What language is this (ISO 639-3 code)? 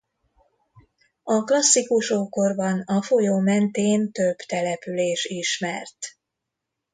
hun